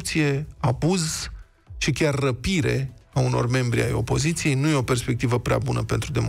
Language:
Romanian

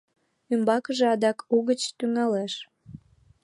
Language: Mari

